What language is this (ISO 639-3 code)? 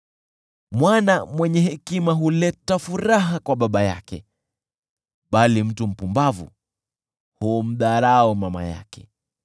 swa